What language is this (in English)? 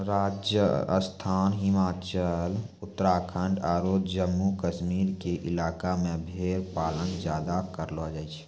Maithili